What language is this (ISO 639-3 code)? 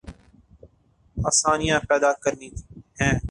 urd